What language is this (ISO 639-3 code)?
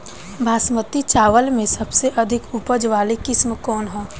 bho